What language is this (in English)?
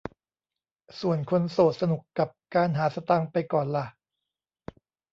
Thai